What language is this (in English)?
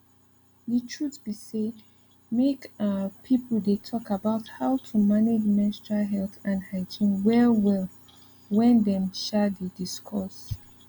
Nigerian Pidgin